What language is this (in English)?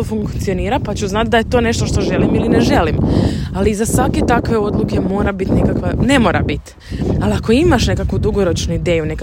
Croatian